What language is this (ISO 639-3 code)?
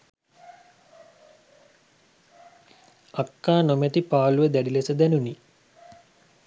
sin